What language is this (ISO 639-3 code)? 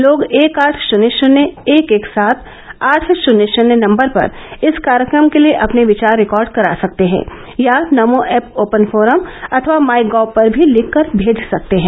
hin